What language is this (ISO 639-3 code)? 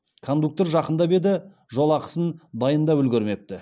kaz